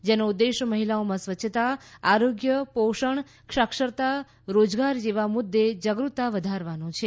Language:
Gujarati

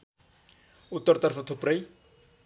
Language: Nepali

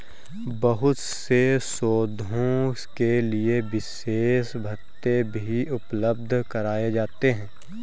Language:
Hindi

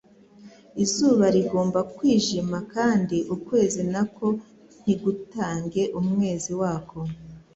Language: Kinyarwanda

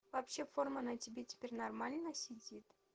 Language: Russian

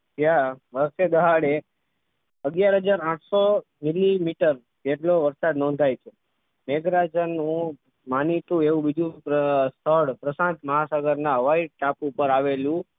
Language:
Gujarati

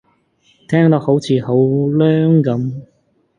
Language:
Cantonese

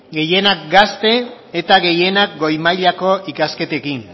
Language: Basque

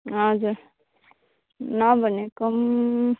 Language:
Nepali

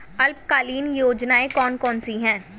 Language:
Hindi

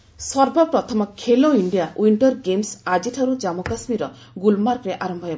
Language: Odia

